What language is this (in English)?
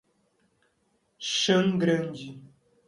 Portuguese